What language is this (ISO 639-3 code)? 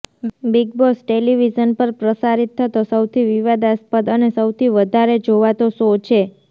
guj